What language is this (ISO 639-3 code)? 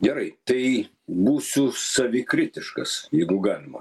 lit